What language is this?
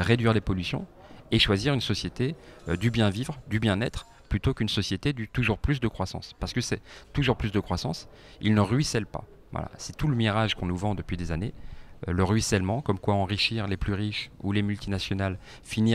French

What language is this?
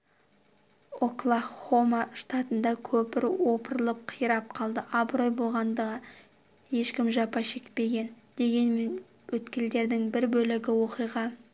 Kazakh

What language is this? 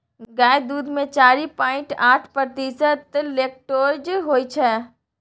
Maithili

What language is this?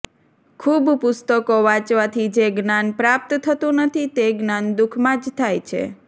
Gujarati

